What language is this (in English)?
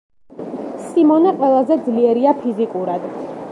Georgian